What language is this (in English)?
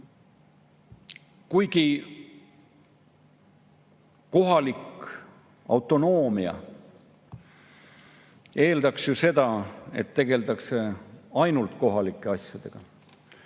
Estonian